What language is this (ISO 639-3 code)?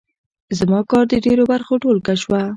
pus